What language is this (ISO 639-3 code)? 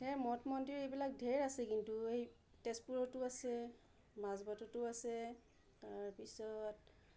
asm